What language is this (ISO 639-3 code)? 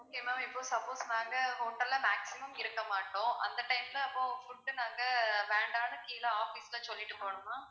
tam